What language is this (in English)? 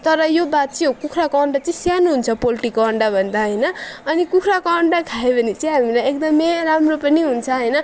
Nepali